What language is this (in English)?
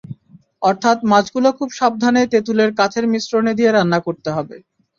Bangla